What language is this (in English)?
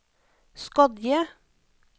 Norwegian